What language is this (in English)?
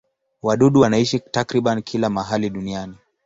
Swahili